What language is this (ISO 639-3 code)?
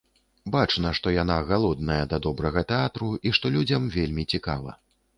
bel